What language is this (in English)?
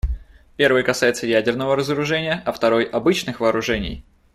Russian